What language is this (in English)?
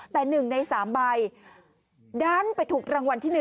Thai